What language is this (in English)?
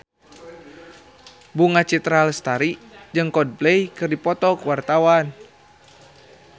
Sundanese